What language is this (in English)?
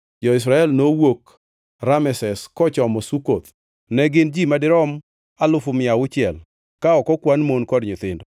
Luo (Kenya and Tanzania)